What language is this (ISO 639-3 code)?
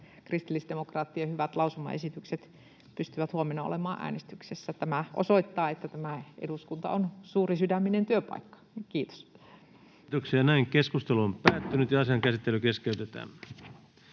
fin